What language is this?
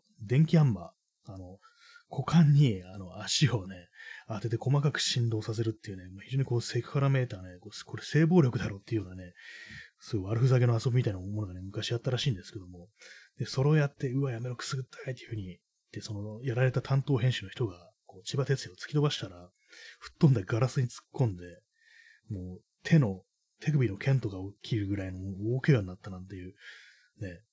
Japanese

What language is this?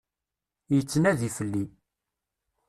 Kabyle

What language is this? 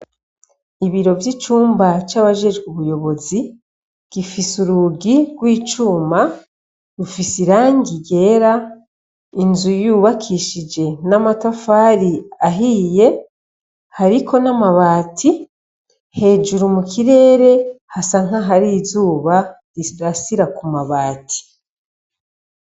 Rundi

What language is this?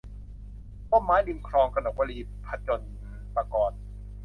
Thai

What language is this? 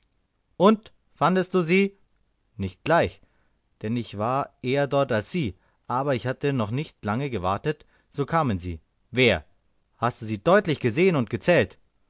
German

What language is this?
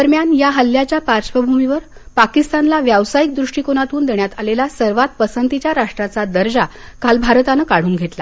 Marathi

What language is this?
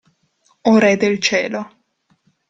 Italian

